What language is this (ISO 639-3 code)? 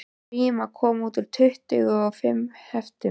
isl